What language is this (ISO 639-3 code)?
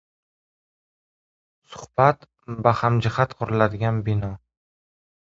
uzb